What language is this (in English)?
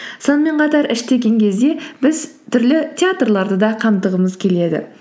Kazakh